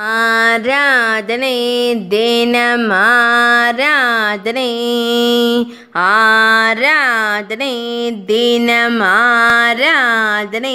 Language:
Romanian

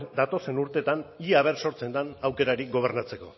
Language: Basque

